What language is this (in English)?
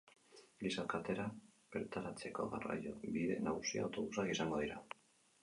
Basque